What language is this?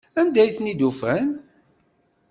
Kabyle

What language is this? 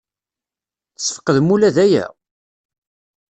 Kabyle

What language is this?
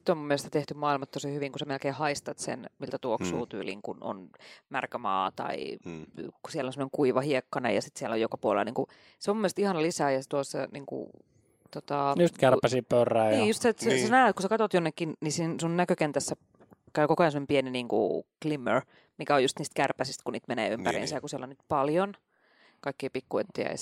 Finnish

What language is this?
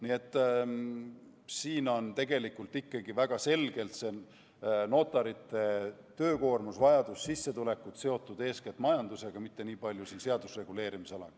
Estonian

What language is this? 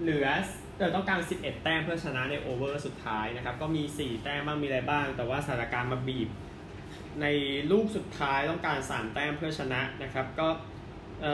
Thai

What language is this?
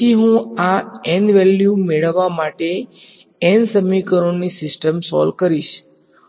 Gujarati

